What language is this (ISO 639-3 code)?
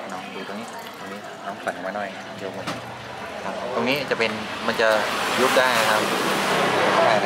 tha